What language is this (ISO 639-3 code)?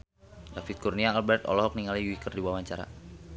sun